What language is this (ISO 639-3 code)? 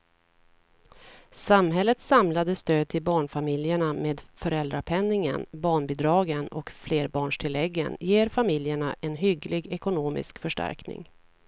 swe